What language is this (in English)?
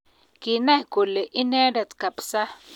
Kalenjin